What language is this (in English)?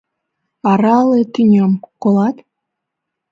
Mari